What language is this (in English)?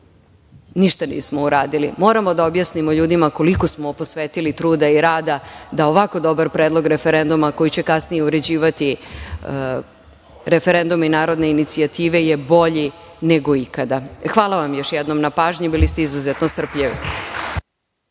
Serbian